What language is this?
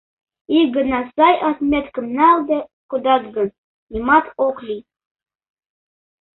Mari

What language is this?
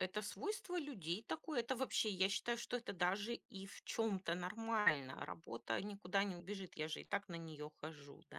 Russian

